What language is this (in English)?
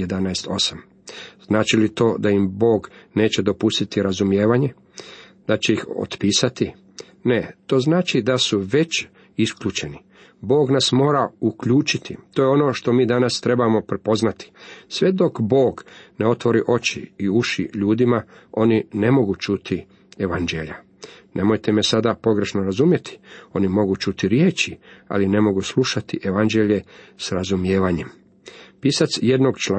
Croatian